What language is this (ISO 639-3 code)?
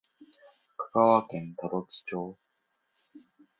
jpn